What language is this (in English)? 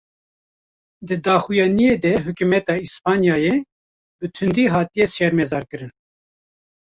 Kurdish